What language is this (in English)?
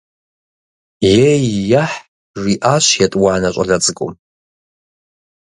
Kabardian